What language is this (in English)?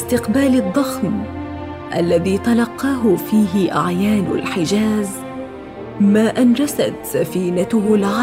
Arabic